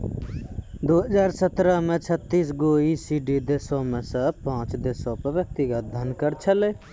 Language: Maithili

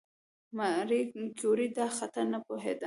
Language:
Pashto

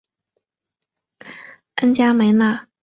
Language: Chinese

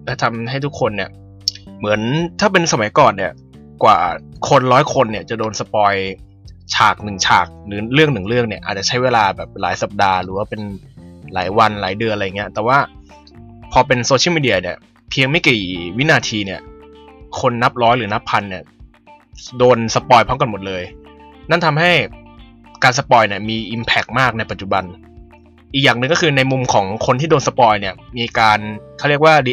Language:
Thai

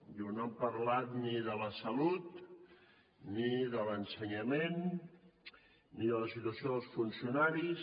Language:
Catalan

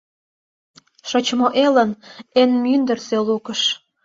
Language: Mari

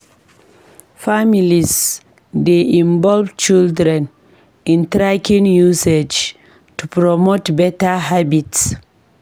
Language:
Nigerian Pidgin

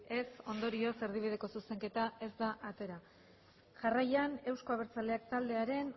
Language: Basque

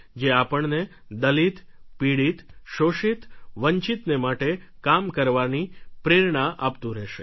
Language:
Gujarati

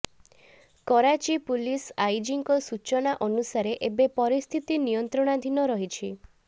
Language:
Odia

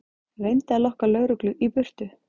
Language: Icelandic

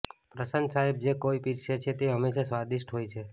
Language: Gujarati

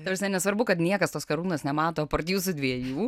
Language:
Lithuanian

